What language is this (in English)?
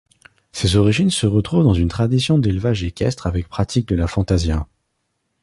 French